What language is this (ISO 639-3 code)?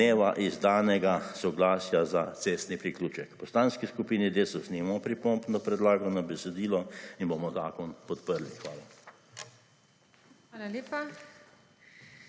slv